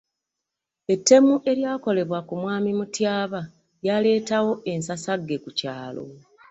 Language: Ganda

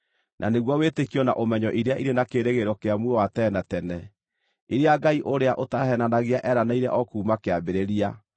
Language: Kikuyu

